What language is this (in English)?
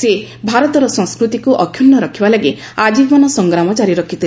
Odia